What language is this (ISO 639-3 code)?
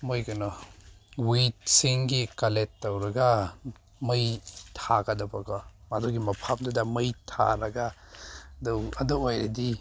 mni